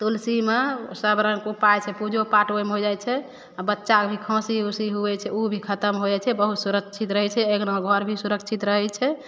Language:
Maithili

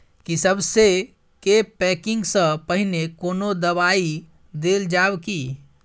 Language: Maithili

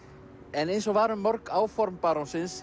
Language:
Icelandic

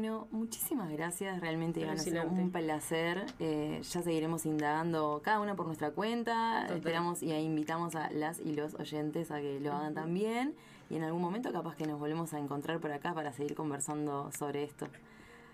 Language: Spanish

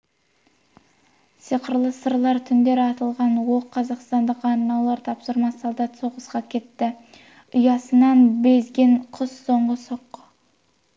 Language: Kazakh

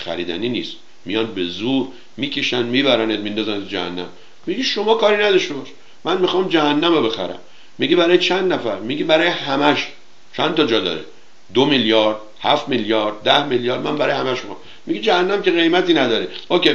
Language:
Persian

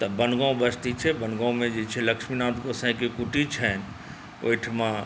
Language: Maithili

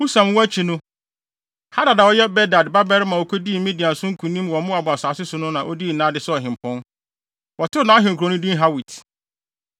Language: Akan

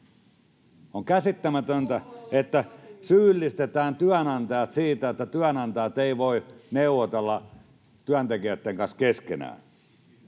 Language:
Finnish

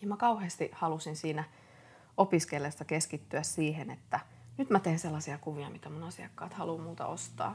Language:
Finnish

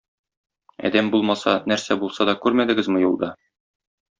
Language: Tatar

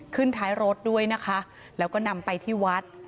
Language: Thai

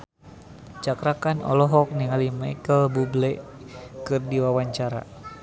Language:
Sundanese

